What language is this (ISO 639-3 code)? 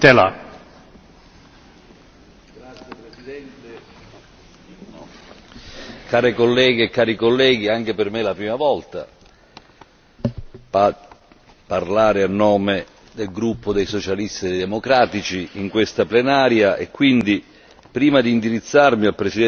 ita